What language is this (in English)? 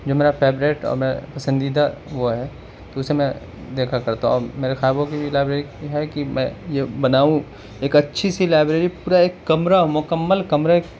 Urdu